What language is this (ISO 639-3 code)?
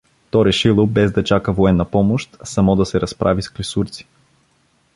bul